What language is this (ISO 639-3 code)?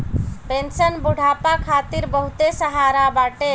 bho